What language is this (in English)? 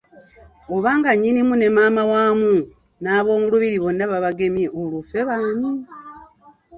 Ganda